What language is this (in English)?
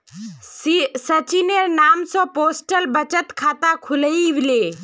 Magahi